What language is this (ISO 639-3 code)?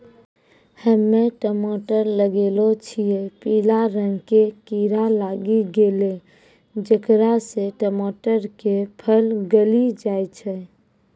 mai